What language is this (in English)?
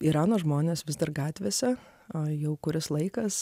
Lithuanian